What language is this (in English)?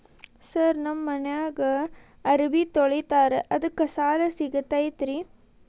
Kannada